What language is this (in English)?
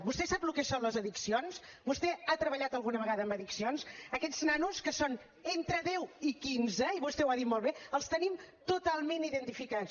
Catalan